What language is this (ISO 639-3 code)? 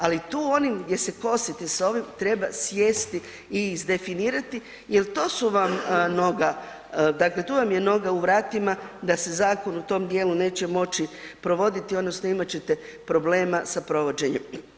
hrv